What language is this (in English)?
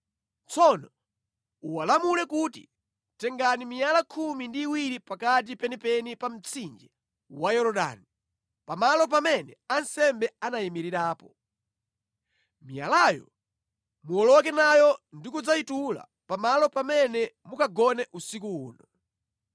Nyanja